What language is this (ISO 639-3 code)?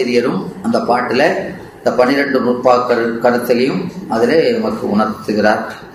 tam